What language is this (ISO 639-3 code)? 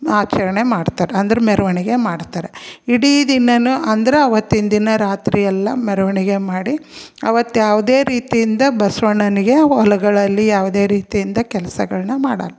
kan